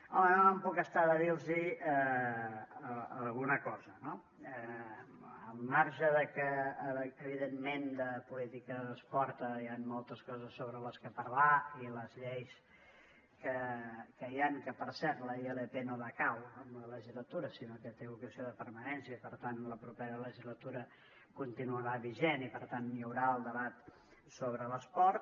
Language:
Catalan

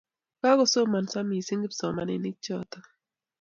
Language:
Kalenjin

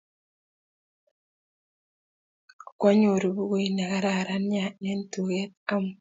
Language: Kalenjin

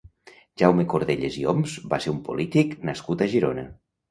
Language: Catalan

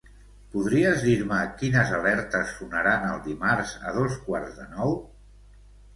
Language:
Catalan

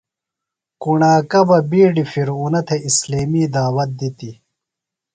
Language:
Phalura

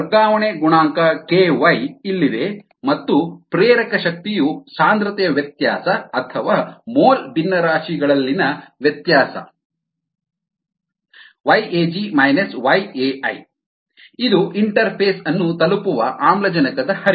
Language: Kannada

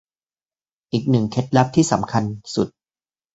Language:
Thai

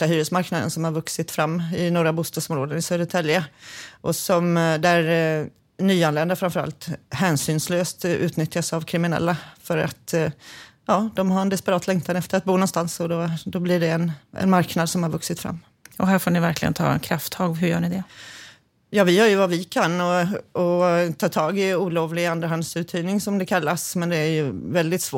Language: Swedish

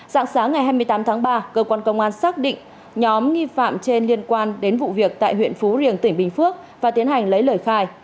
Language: Vietnamese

